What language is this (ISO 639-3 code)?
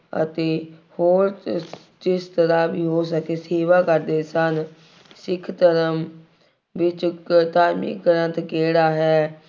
pan